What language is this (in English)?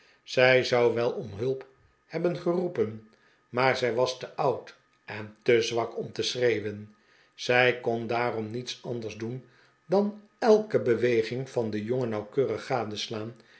Dutch